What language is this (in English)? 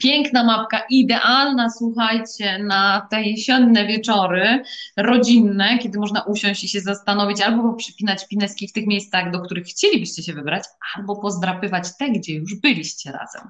Polish